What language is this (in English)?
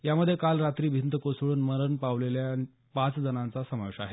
Marathi